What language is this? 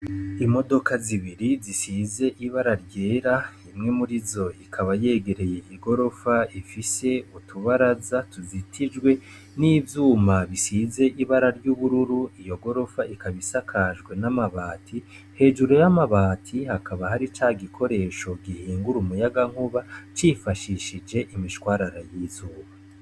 Rundi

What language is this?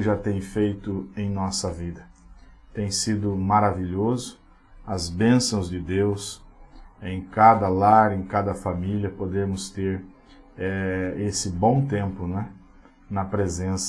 Portuguese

